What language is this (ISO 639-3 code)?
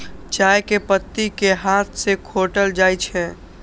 mai